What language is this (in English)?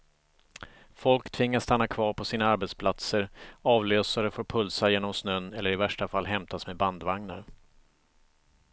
Swedish